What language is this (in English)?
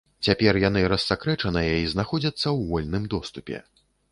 Belarusian